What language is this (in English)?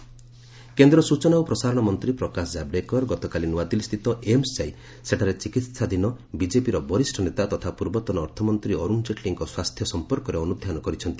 Odia